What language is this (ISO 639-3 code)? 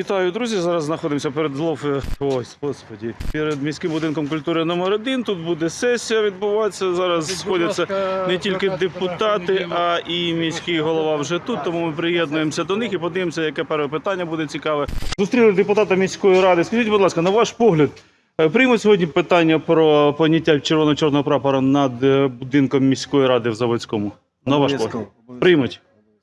ukr